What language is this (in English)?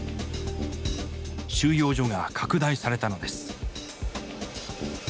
Japanese